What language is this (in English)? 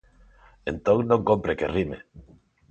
Galician